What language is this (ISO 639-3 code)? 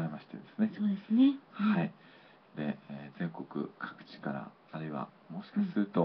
jpn